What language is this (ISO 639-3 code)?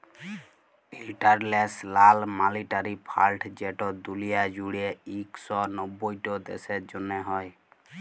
ben